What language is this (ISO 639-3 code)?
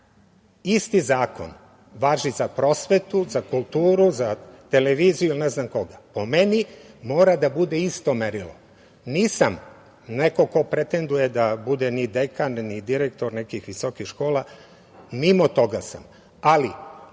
srp